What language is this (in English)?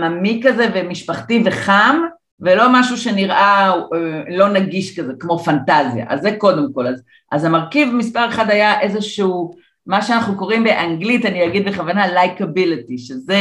Hebrew